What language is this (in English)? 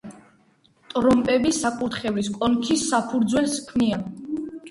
Georgian